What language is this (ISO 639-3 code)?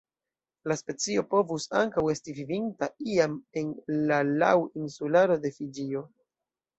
epo